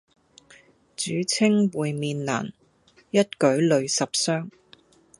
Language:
Cantonese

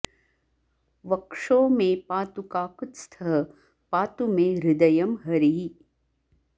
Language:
Sanskrit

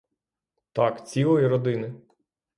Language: Ukrainian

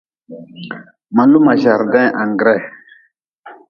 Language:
Nawdm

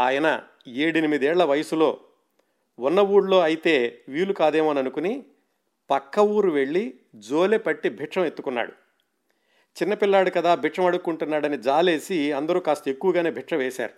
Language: Telugu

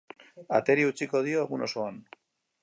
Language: Basque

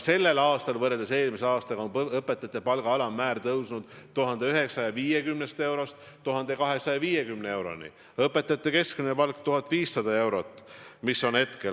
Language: Estonian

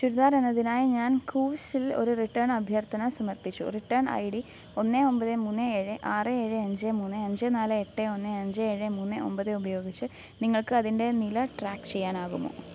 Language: Malayalam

